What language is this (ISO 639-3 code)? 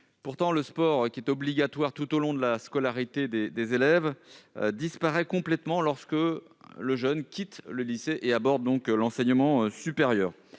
fra